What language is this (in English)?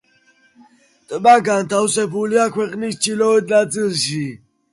Georgian